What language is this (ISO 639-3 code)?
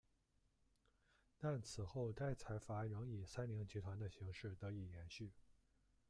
zho